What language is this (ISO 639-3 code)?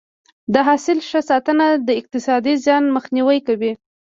pus